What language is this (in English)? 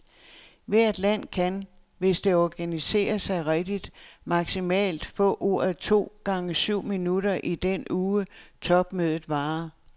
Danish